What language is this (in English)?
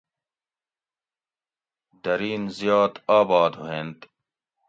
Gawri